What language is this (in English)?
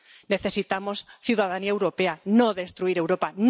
Spanish